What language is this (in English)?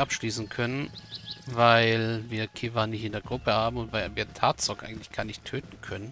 German